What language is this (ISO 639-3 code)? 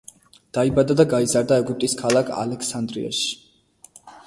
kat